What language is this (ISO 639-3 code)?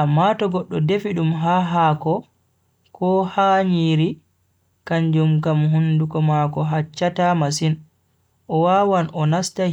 fui